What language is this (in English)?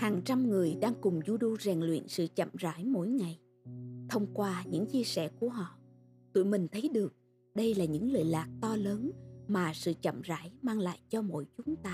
Vietnamese